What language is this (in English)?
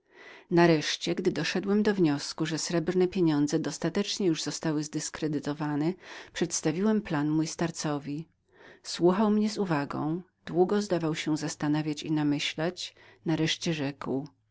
Polish